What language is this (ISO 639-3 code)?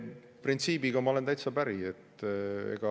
est